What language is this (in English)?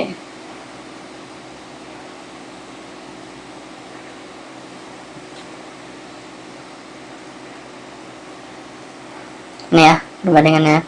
Indonesian